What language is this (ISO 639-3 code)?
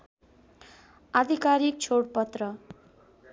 nep